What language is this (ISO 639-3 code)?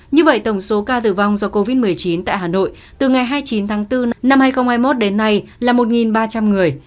vie